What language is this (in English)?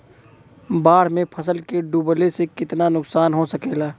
Bhojpuri